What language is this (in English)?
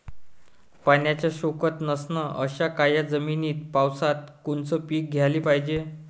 Marathi